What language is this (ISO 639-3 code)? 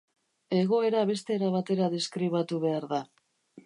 eus